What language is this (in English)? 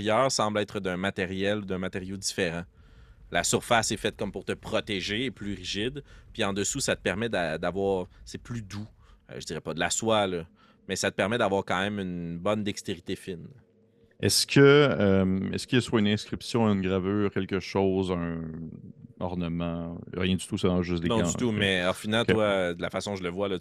French